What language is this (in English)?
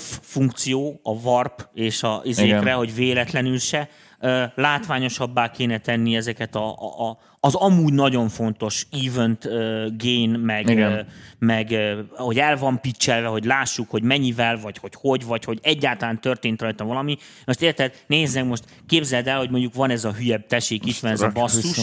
Hungarian